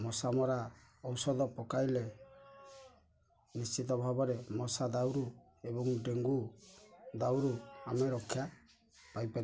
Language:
Odia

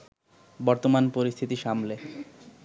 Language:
Bangla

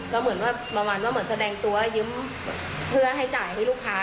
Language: Thai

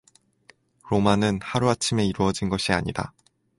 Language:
Korean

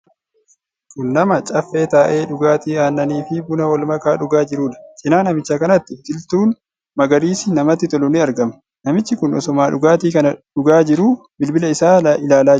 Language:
Oromo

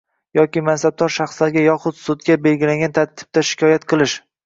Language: Uzbek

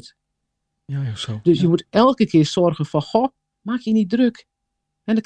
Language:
Dutch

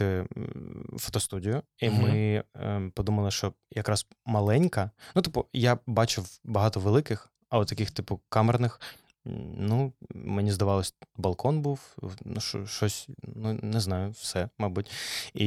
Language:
Ukrainian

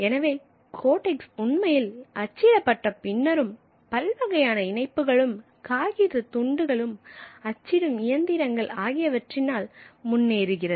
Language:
Tamil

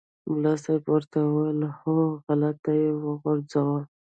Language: Pashto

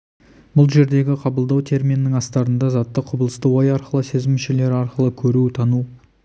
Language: Kazakh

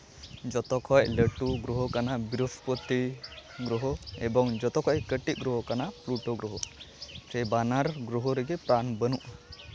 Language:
Santali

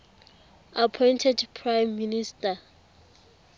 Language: Tswana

